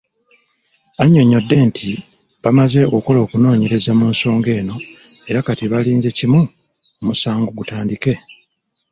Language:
Ganda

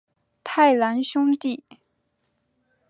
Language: Chinese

